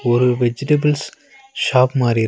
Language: Tamil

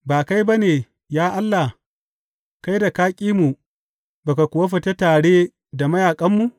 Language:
Hausa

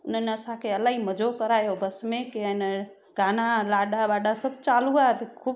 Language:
Sindhi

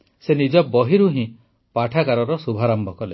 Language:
Odia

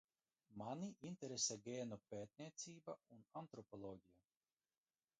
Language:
Latvian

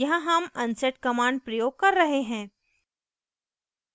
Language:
Hindi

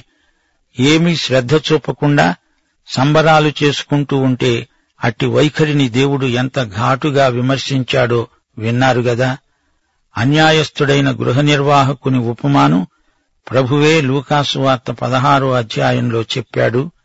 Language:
Telugu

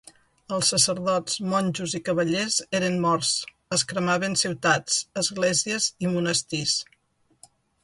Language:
Catalan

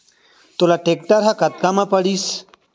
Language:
Chhattisgarhi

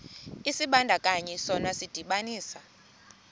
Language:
Xhosa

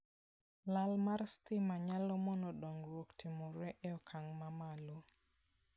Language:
Luo (Kenya and Tanzania)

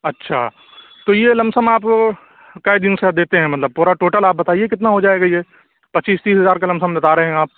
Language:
Urdu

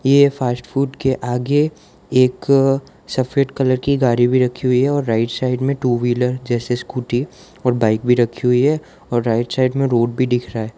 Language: Hindi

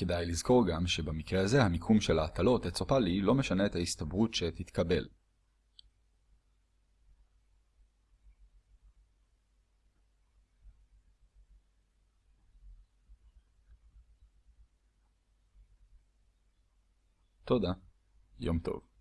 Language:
Hebrew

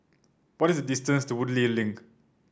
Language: English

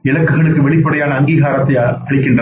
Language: Tamil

